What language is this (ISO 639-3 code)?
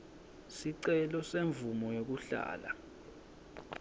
ssw